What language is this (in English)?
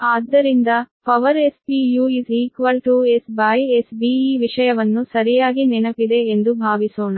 Kannada